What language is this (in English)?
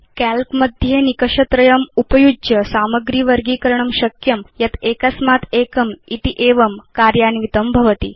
Sanskrit